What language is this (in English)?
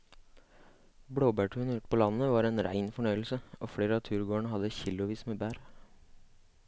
Norwegian